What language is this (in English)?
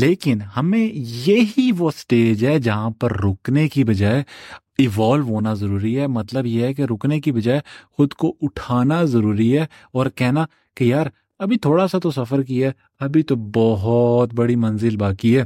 Urdu